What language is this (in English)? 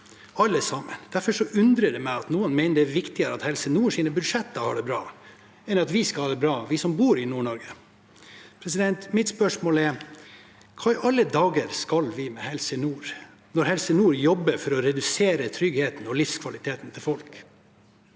Norwegian